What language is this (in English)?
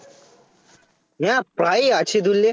Bangla